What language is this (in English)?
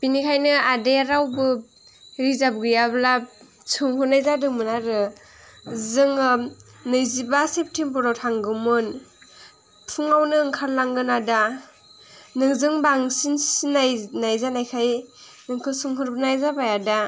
Bodo